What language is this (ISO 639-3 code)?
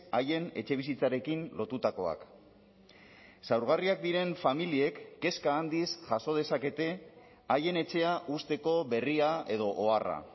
eus